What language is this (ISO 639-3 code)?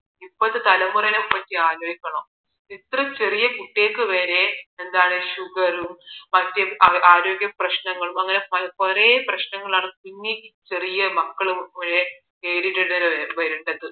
mal